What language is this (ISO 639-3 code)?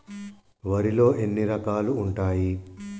tel